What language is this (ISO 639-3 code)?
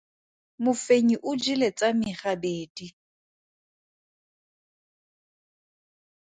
tsn